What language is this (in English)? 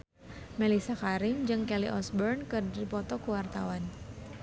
Sundanese